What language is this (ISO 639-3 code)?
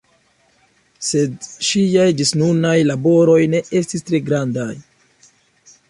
epo